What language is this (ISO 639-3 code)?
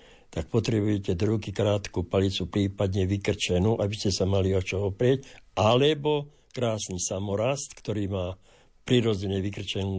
slk